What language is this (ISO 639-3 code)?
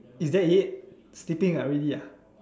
eng